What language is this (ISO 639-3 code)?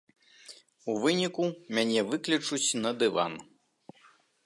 bel